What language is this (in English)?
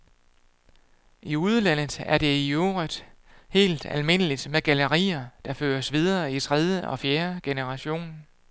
Danish